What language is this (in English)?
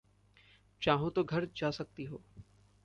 Hindi